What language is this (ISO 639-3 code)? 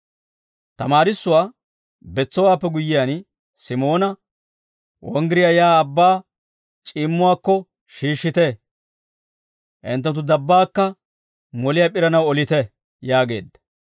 dwr